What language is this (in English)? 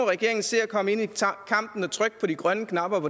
Danish